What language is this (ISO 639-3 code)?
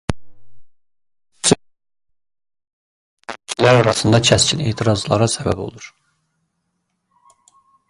aze